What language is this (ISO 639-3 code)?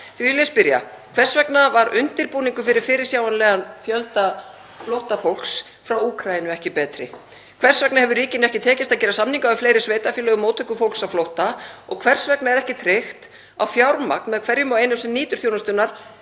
isl